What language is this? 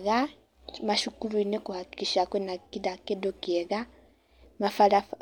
Kikuyu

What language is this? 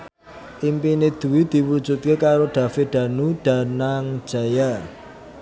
Javanese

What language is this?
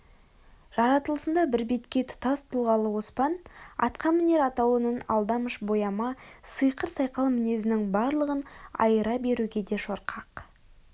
Kazakh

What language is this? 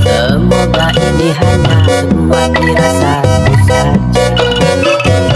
Indonesian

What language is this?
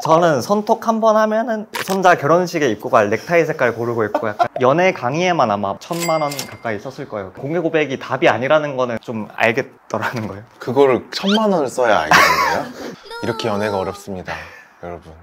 Korean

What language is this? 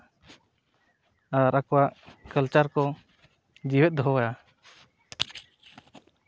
Santali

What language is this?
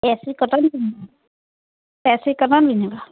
Assamese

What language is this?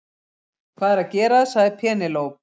Icelandic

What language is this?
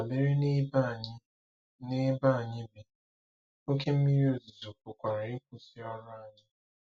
Igbo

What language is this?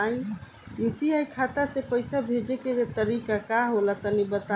Bhojpuri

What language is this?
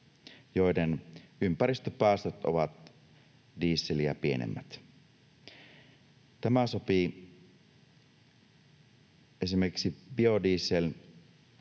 Finnish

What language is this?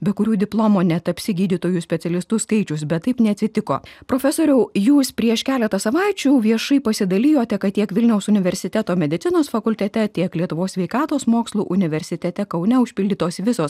Lithuanian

